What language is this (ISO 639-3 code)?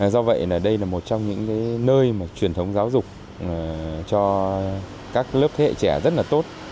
vie